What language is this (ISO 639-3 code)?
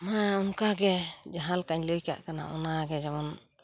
sat